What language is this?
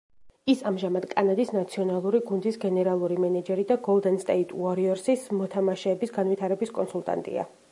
Georgian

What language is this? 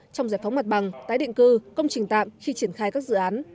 Vietnamese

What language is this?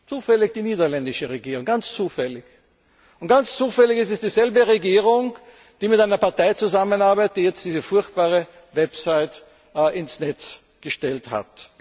German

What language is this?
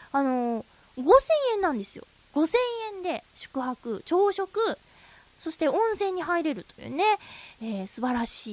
Japanese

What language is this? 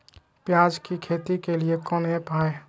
Magahi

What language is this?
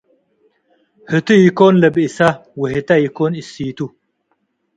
Tigre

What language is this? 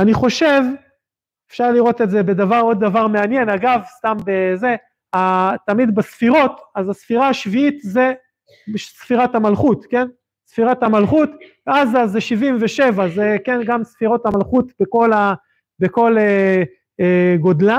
Hebrew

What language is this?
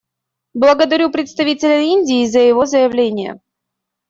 Russian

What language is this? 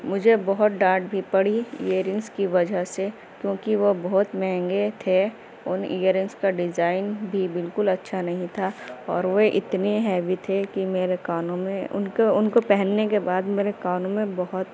Urdu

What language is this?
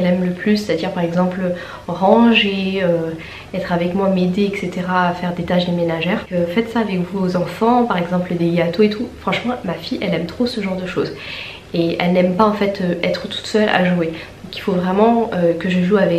French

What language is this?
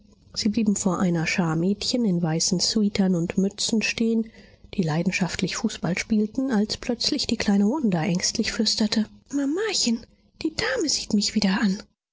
German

